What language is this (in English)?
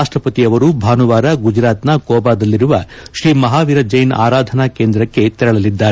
Kannada